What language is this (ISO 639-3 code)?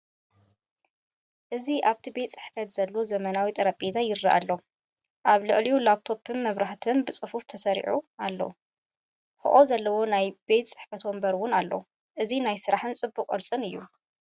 tir